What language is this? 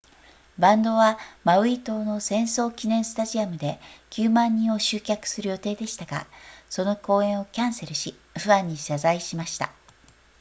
Japanese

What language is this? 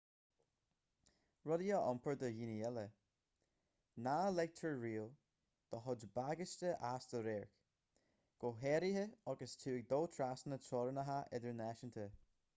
Irish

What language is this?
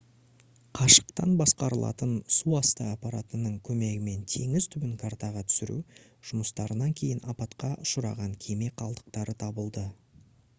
Kazakh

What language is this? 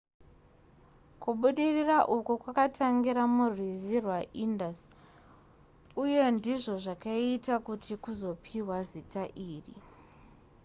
Shona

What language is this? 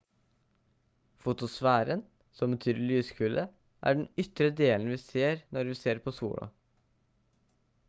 Norwegian Bokmål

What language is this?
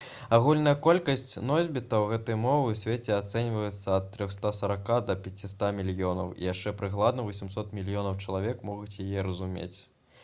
Belarusian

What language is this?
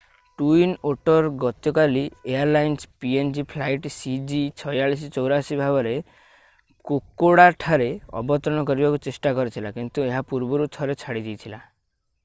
Odia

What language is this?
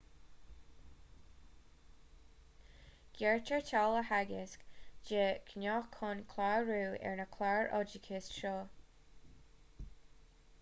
Irish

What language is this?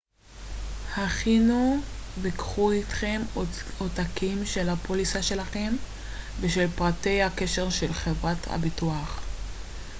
Hebrew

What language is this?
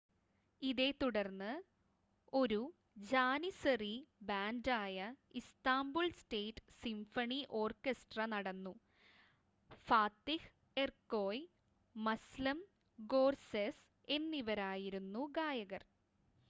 Malayalam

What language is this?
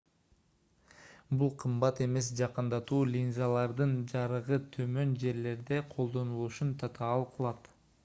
Kyrgyz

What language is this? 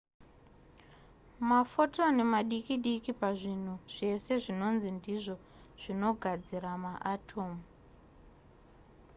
Shona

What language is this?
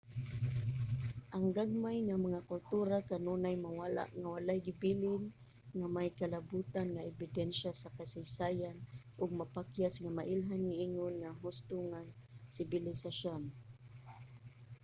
Cebuano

